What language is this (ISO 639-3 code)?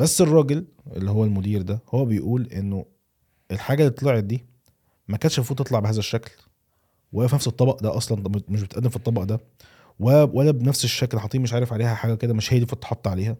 ara